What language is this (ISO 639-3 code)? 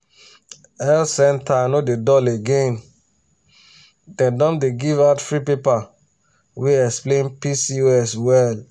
pcm